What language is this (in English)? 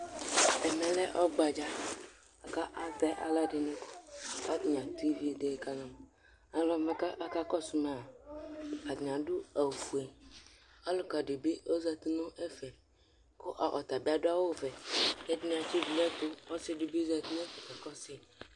Ikposo